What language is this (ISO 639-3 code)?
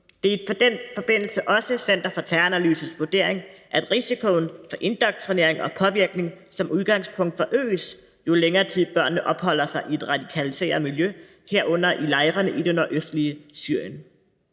dan